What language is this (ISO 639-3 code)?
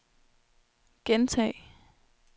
dan